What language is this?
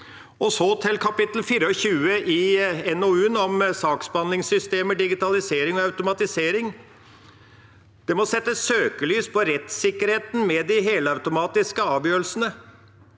Norwegian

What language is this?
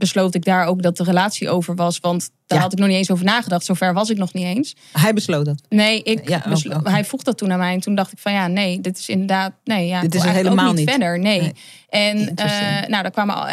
Dutch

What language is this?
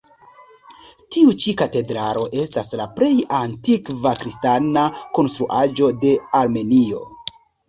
Esperanto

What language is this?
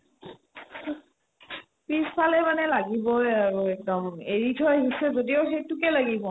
Assamese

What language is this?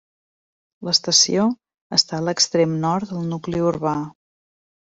Catalan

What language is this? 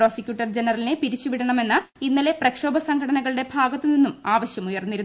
Malayalam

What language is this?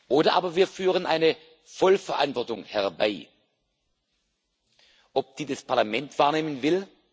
German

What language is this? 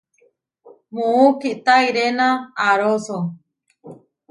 Huarijio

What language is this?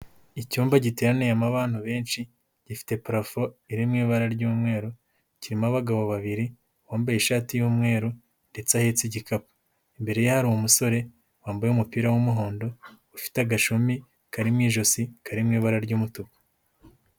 Kinyarwanda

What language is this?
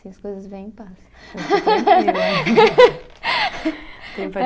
Portuguese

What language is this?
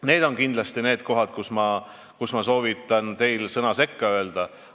Estonian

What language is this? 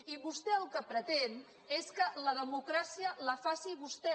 Catalan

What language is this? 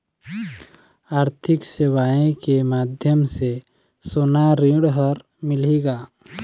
Chhattisgarhi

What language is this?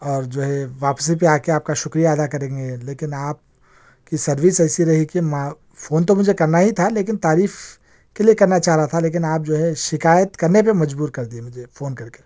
Urdu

